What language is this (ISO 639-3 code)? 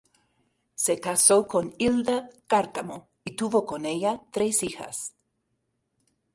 spa